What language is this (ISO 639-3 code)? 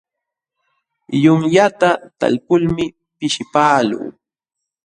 qxw